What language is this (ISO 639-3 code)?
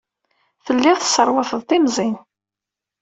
kab